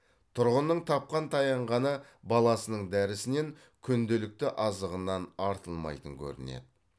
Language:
Kazakh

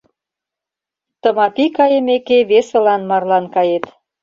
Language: Mari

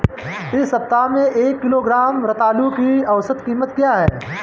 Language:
Hindi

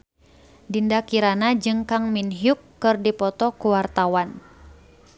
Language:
Sundanese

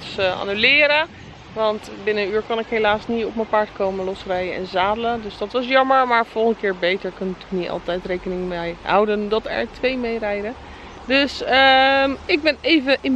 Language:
Dutch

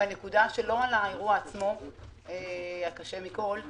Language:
Hebrew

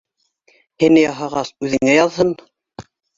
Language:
Bashkir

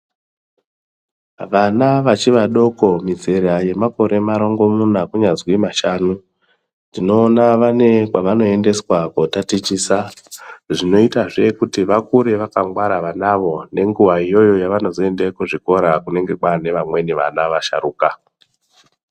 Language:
Ndau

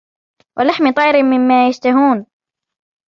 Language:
Arabic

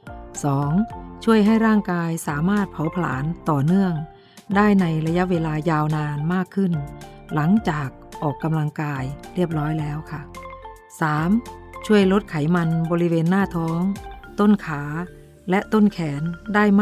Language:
Thai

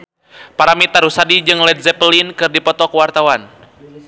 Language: Sundanese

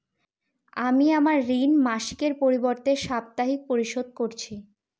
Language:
Bangla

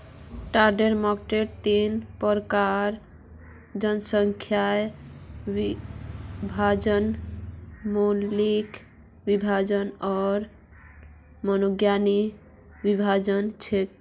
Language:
Magahi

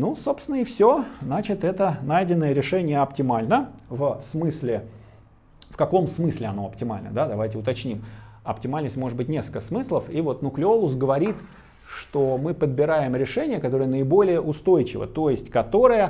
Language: Russian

